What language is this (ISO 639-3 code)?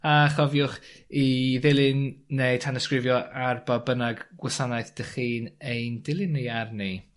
cym